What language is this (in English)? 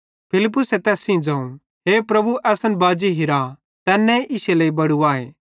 Bhadrawahi